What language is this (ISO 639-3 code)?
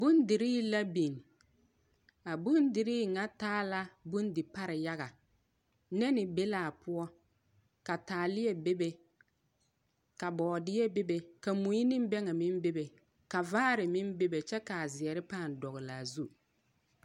dga